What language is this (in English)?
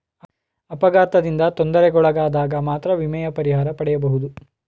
Kannada